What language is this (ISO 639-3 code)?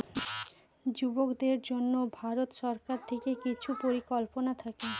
ben